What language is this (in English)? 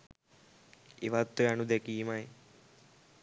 Sinhala